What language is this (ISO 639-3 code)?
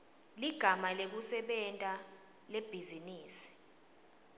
ssw